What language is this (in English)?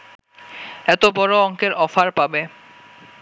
Bangla